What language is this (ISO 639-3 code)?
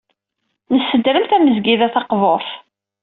kab